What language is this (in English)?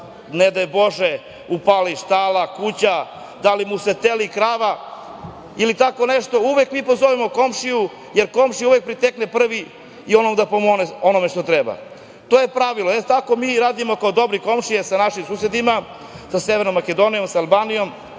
Serbian